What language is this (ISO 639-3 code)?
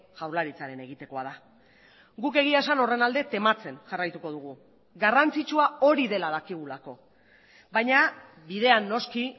eus